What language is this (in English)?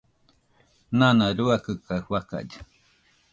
Nüpode Huitoto